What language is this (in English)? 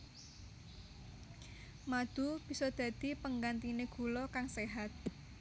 Javanese